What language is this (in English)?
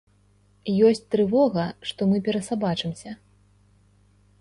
Belarusian